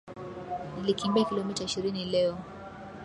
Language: Swahili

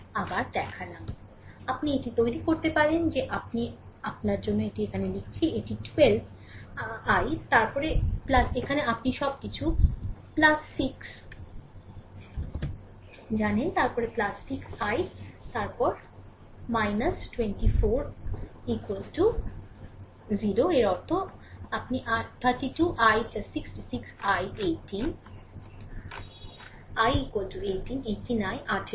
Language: Bangla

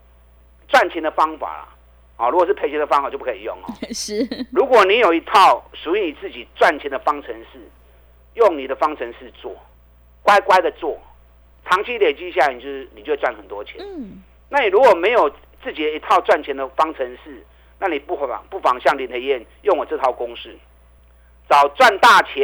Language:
Chinese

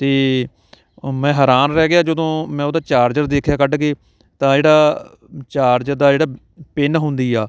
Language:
Punjabi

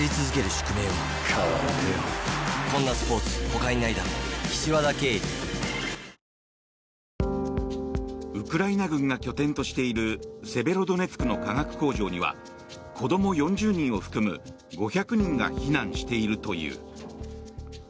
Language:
Japanese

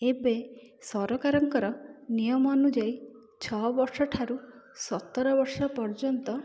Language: Odia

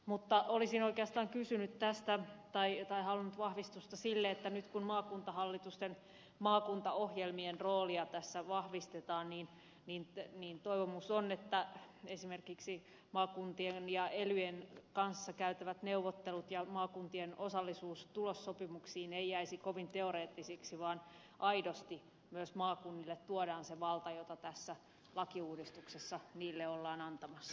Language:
Finnish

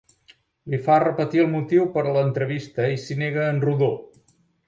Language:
Catalan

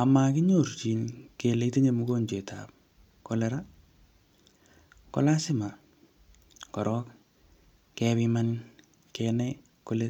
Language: Kalenjin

